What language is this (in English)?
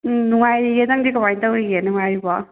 Manipuri